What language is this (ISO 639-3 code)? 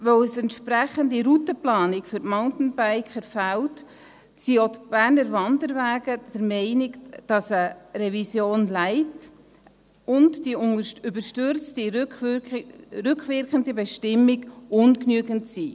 gsw